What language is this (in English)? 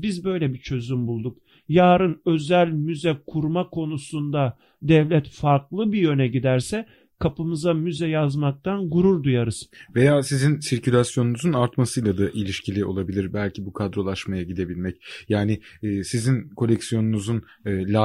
Turkish